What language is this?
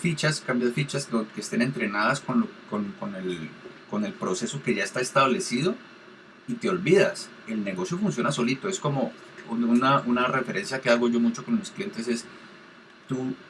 Spanish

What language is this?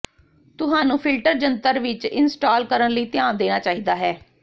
Punjabi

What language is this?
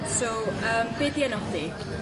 Welsh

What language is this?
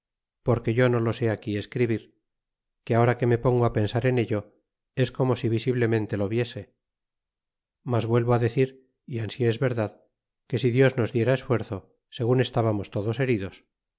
Spanish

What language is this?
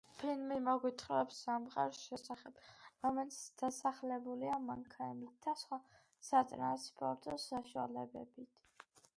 Georgian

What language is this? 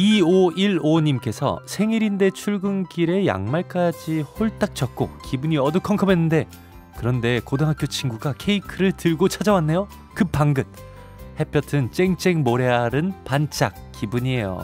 Korean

